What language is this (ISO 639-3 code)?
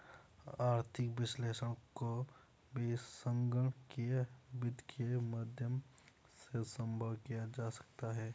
hin